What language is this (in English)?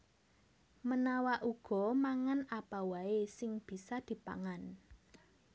Javanese